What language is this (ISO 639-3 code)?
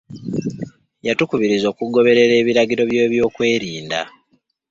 lug